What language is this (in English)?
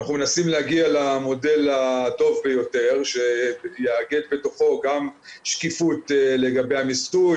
Hebrew